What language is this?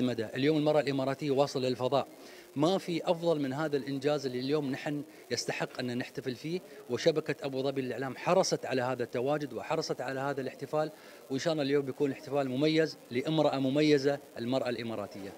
Arabic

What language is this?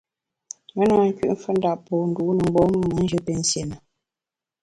Bamun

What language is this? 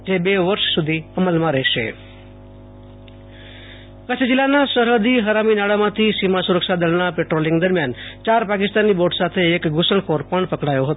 Gujarati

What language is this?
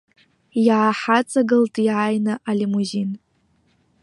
Abkhazian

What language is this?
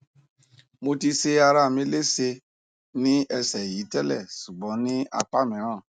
Yoruba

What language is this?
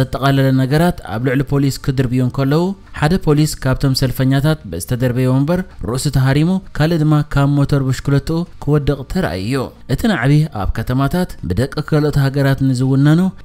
Arabic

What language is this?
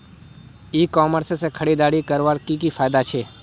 Magahi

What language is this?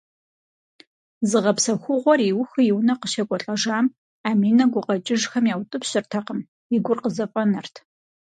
Kabardian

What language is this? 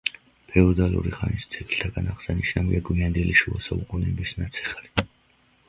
Georgian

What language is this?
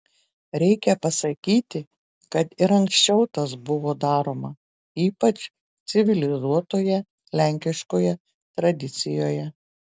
Lithuanian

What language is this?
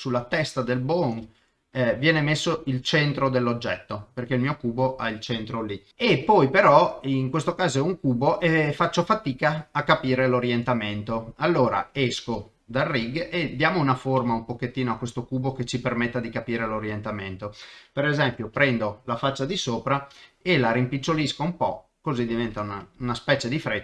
Italian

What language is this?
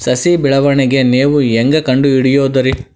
Kannada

